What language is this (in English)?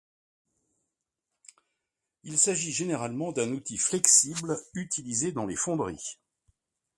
French